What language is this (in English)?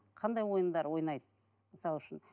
Kazakh